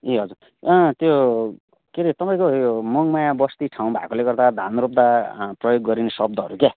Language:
Nepali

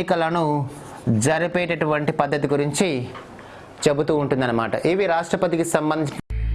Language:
Telugu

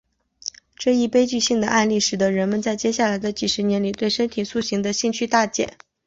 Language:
Chinese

